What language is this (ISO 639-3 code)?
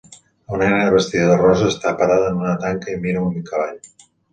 cat